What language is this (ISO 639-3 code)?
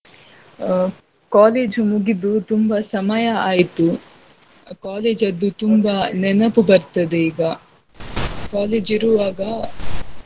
kan